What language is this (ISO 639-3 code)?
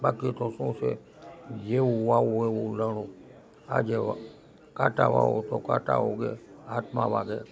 guj